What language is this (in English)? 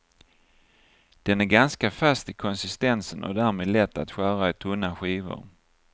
Swedish